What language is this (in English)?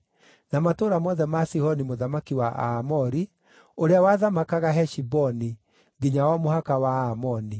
Kikuyu